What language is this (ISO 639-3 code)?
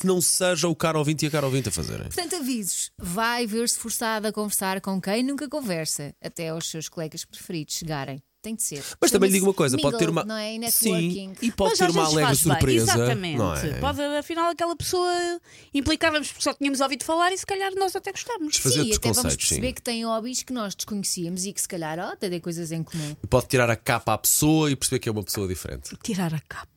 por